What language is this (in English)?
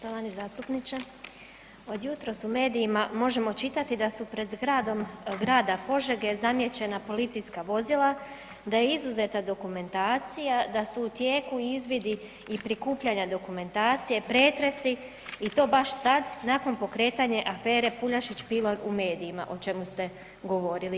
Croatian